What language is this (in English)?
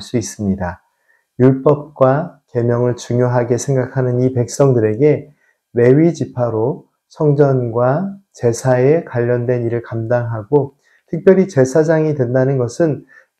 Korean